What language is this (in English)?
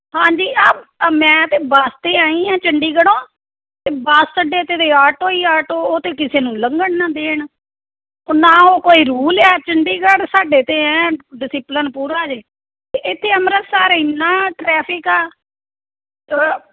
Punjabi